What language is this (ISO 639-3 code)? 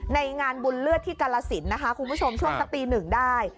tha